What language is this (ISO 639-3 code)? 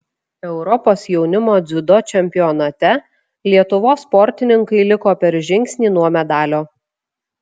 lit